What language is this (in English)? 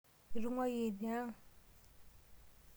Masai